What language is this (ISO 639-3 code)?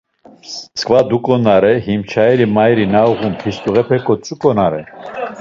lzz